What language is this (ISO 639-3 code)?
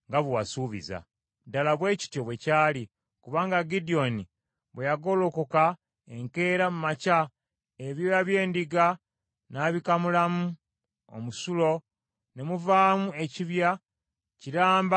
lug